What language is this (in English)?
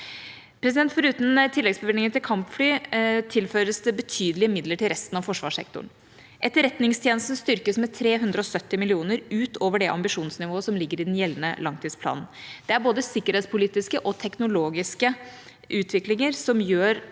Norwegian